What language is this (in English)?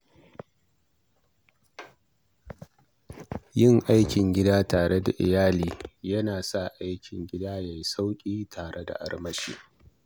Hausa